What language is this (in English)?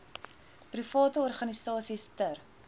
Afrikaans